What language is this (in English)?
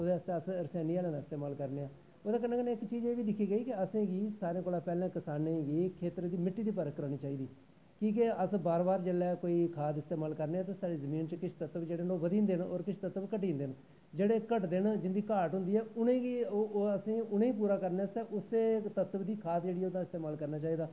Dogri